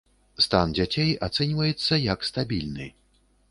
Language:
Belarusian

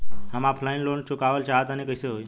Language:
Bhojpuri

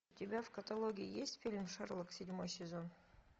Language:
Russian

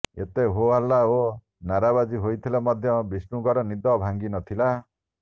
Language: Odia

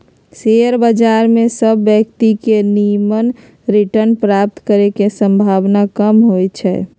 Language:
Magahi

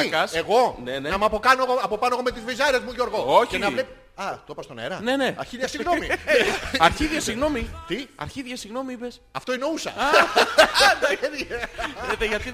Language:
Greek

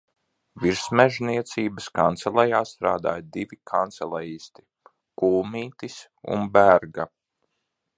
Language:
Latvian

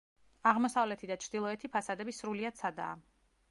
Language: Georgian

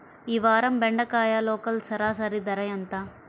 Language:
Telugu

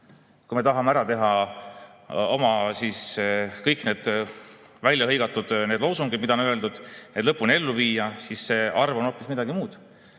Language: Estonian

